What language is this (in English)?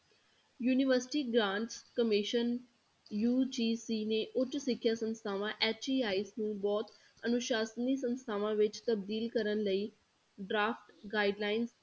Punjabi